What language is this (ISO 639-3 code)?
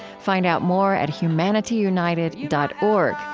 eng